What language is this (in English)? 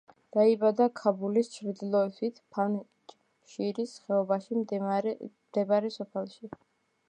Georgian